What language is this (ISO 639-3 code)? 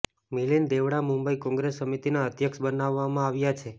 guj